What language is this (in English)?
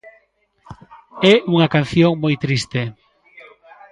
Galician